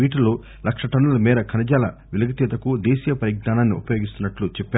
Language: Telugu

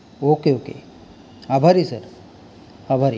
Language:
Marathi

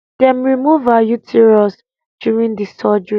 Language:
Nigerian Pidgin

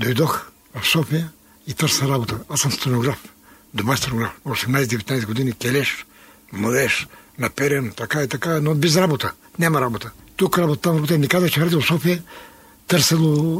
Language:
Bulgarian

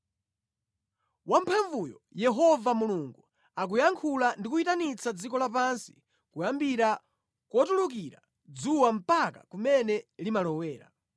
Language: Nyanja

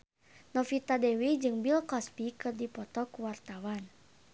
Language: Sundanese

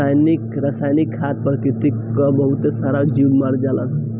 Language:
Bhojpuri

